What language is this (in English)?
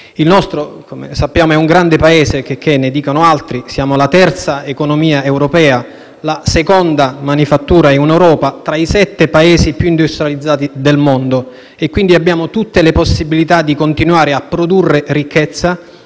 Italian